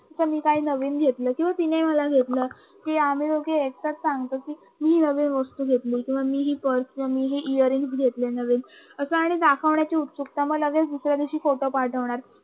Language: Marathi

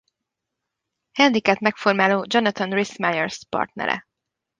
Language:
Hungarian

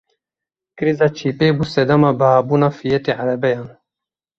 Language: Kurdish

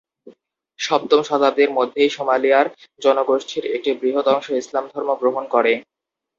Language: Bangla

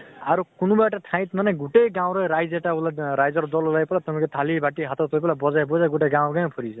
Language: Assamese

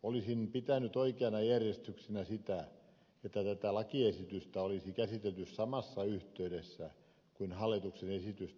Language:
Finnish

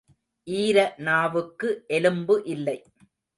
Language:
Tamil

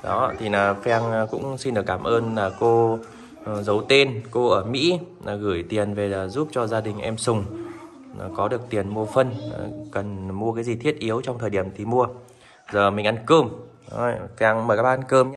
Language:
Vietnamese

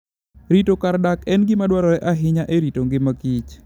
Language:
Luo (Kenya and Tanzania)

